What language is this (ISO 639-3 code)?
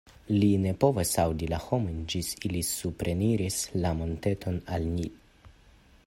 epo